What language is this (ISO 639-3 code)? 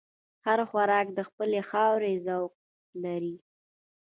pus